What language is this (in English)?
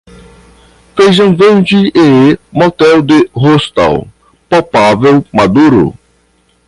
Portuguese